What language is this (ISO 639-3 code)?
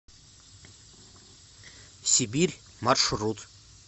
rus